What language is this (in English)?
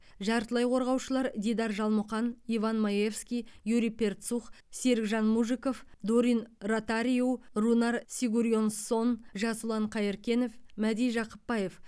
Kazakh